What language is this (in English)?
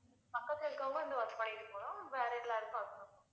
Tamil